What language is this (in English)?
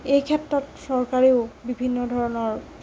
Assamese